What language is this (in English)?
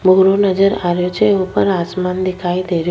Rajasthani